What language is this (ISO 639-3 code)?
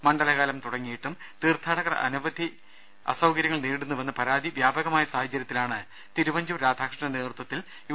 mal